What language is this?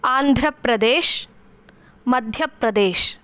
Sanskrit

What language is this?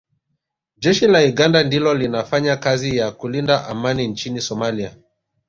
Swahili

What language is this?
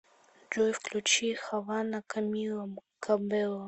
Russian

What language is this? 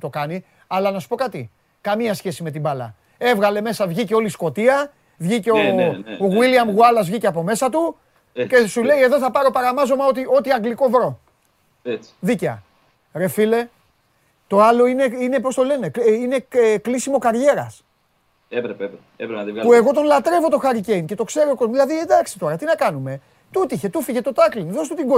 Greek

